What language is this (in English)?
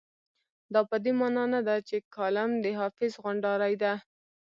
Pashto